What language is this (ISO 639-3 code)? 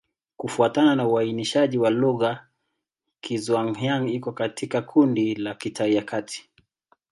swa